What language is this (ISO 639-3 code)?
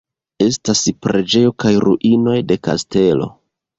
epo